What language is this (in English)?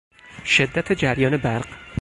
Persian